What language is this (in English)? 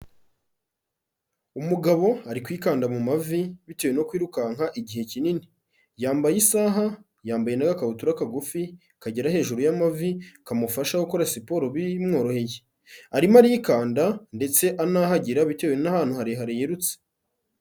Kinyarwanda